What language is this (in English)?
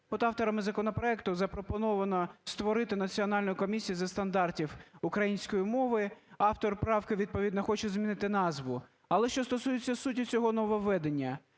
Ukrainian